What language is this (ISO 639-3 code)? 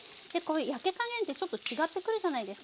jpn